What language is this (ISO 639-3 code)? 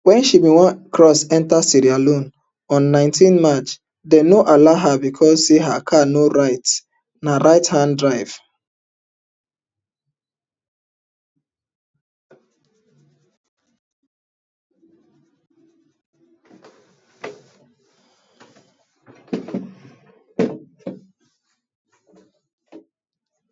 pcm